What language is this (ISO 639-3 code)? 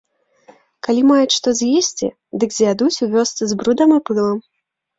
bel